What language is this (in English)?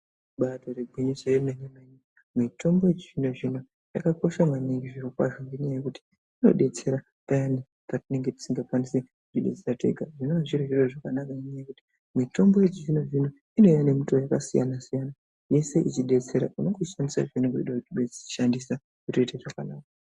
Ndau